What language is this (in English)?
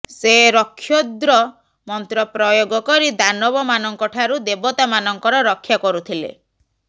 Odia